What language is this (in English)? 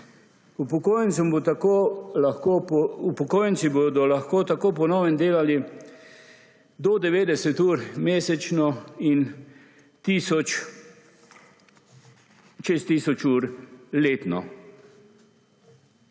Slovenian